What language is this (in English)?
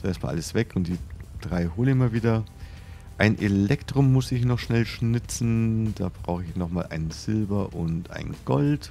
German